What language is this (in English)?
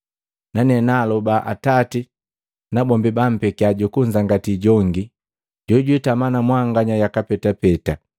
Matengo